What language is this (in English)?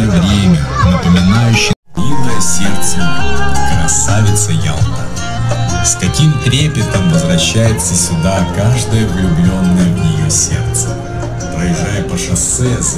Russian